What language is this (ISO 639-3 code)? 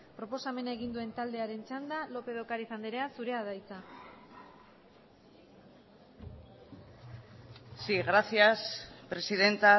eus